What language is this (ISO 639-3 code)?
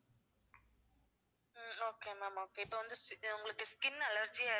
tam